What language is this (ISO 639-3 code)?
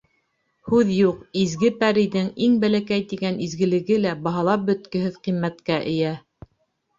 bak